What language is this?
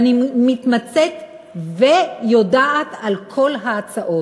Hebrew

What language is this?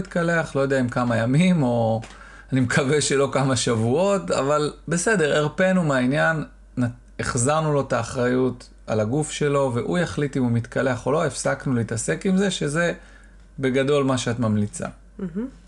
Hebrew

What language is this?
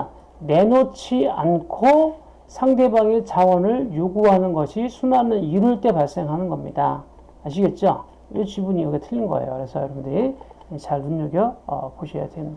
Korean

